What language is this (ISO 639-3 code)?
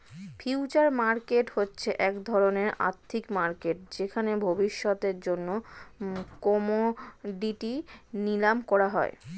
ben